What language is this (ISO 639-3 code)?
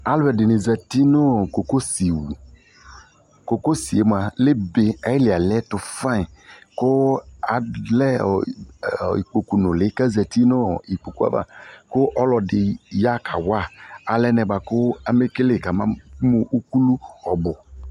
kpo